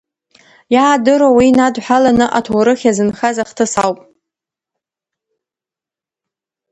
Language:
Abkhazian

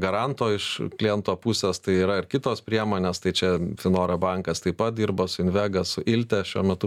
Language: Lithuanian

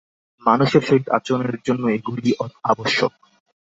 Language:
Bangla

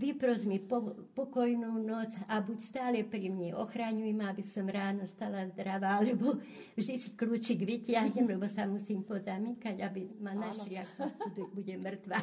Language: Slovak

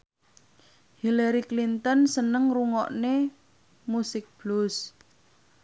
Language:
Javanese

